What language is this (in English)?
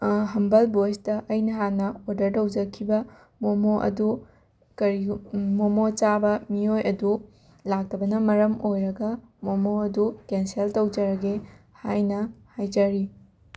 Manipuri